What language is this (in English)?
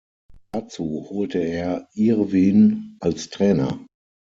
German